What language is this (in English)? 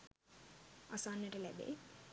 Sinhala